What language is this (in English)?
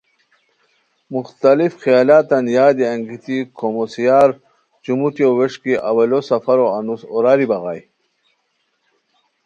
Khowar